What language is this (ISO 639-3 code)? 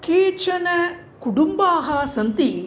san